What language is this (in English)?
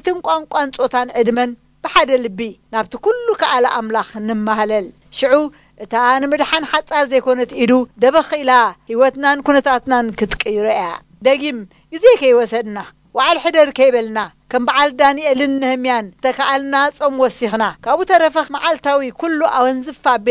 Arabic